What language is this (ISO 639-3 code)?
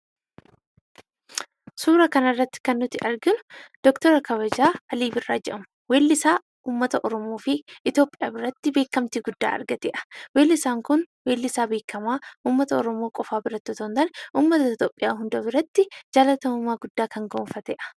orm